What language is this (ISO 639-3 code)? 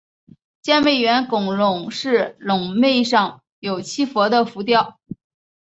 zho